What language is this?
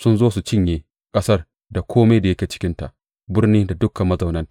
Hausa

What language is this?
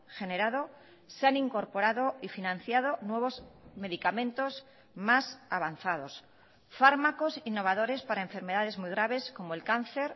Spanish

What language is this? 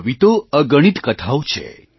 Gujarati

